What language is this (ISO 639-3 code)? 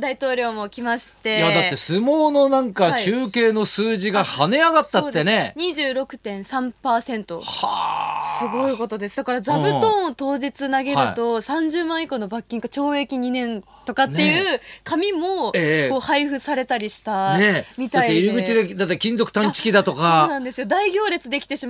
jpn